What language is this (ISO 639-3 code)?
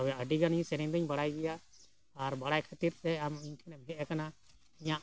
sat